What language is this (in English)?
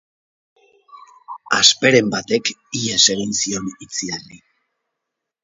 Basque